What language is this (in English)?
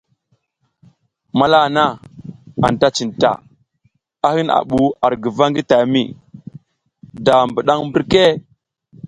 South Giziga